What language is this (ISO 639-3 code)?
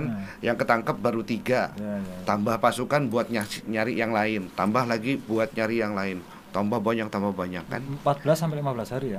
ind